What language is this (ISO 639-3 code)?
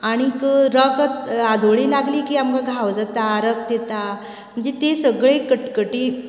kok